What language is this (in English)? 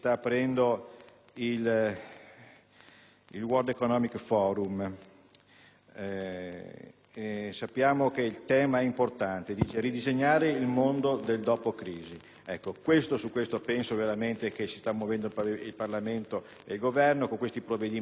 Italian